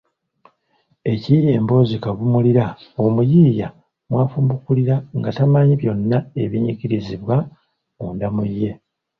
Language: Ganda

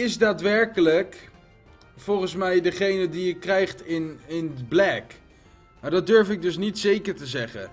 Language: Dutch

